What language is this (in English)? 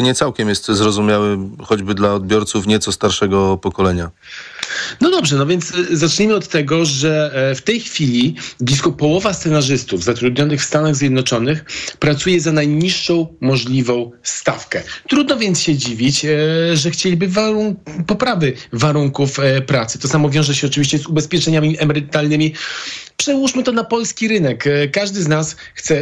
Polish